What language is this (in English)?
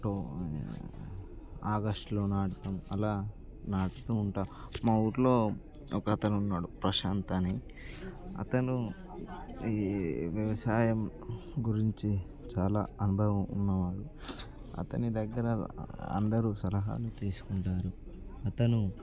Telugu